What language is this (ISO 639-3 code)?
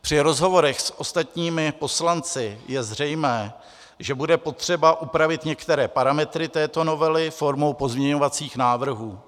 ces